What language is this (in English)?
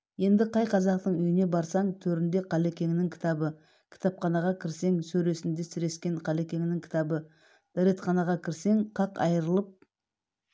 Kazakh